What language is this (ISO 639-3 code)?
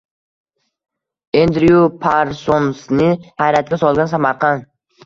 uzb